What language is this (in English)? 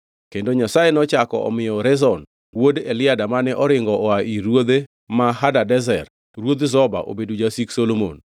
Luo (Kenya and Tanzania)